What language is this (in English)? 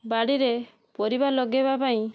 Odia